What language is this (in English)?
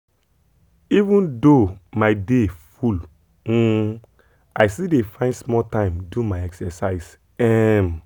Nigerian Pidgin